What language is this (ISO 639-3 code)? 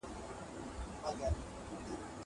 pus